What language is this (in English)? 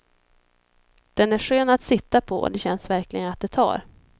Swedish